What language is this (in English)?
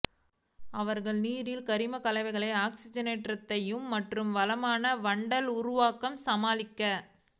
Tamil